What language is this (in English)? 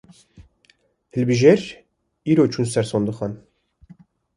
Kurdish